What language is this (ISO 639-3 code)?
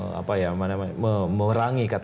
ind